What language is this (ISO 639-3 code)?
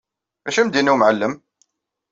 kab